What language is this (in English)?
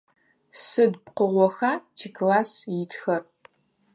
Adyghe